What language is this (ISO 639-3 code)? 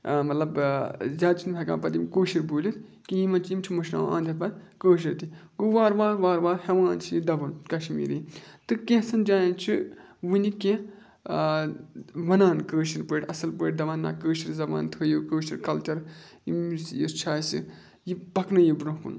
kas